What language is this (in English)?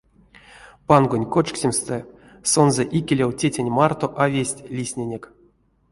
Erzya